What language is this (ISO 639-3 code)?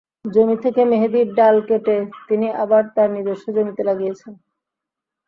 ben